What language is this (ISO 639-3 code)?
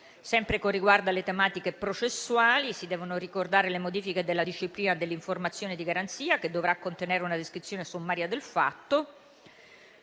ita